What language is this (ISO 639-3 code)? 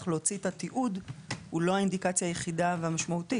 heb